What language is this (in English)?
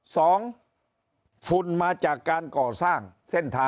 Thai